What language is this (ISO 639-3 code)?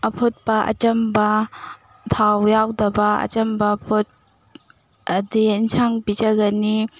mni